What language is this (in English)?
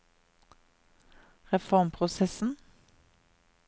Norwegian